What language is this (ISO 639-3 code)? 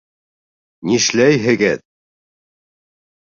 bak